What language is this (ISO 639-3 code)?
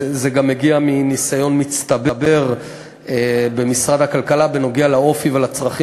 heb